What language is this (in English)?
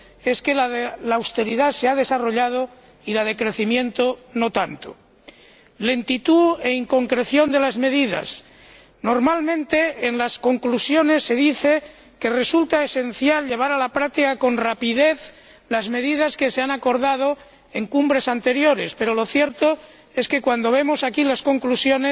Spanish